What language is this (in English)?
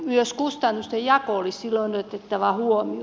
Finnish